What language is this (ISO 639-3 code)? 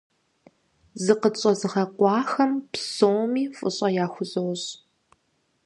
kbd